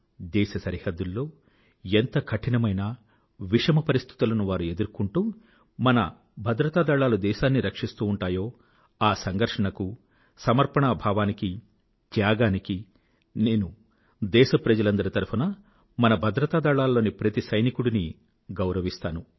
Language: Telugu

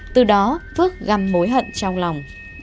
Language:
Vietnamese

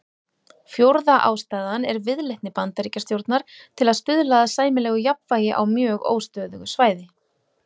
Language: Icelandic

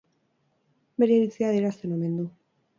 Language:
Basque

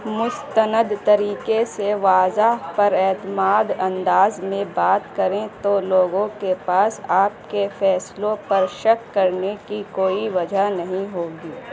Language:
Urdu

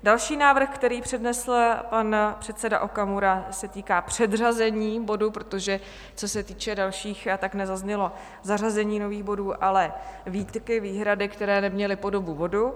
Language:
Czech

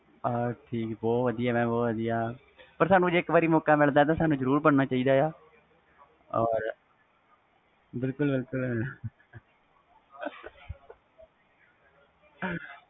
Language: Punjabi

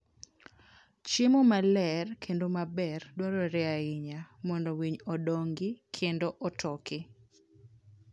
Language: Luo (Kenya and Tanzania)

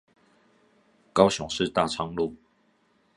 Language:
Chinese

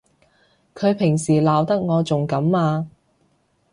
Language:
Cantonese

